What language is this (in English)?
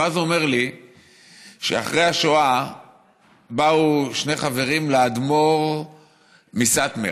Hebrew